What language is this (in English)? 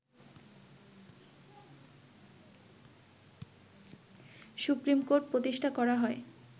Bangla